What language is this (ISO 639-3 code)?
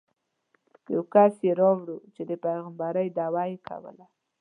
pus